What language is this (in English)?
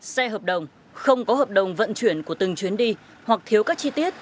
Vietnamese